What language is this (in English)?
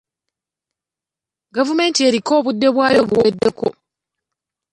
Ganda